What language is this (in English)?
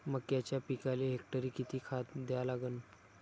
Marathi